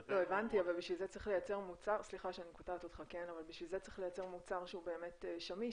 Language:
Hebrew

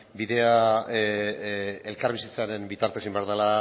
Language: Basque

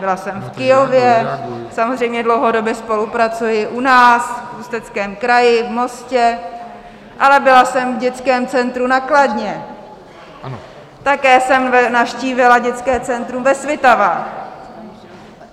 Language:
Czech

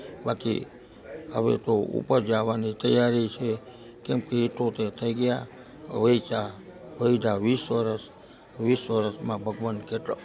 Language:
Gujarati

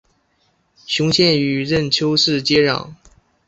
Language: Chinese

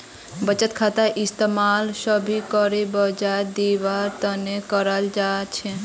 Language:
Magahi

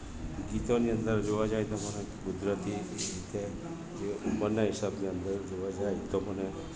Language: Gujarati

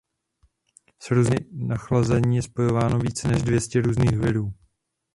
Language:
Czech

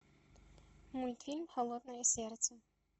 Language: Russian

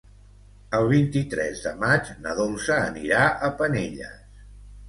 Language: Catalan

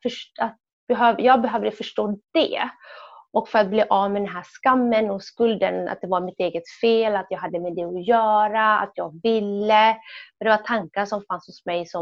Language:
Swedish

